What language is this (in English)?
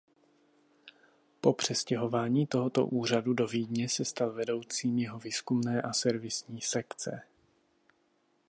Czech